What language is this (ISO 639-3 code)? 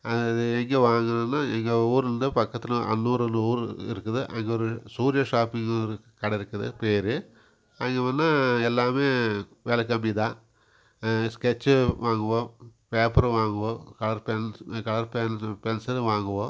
tam